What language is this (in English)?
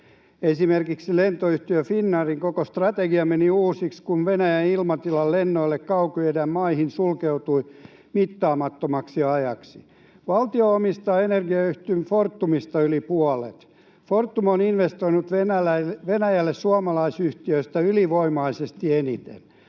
Finnish